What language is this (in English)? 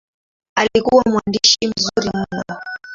Swahili